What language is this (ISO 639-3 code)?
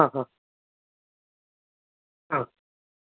mal